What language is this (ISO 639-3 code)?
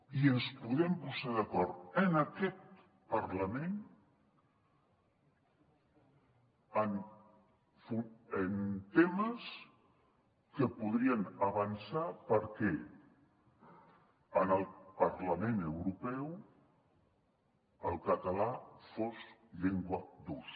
cat